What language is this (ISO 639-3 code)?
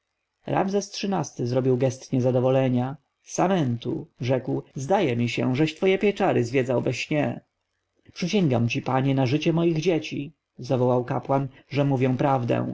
pol